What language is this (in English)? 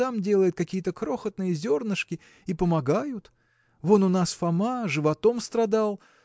Russian